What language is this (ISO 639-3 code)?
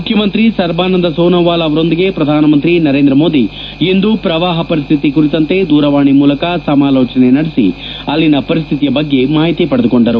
kan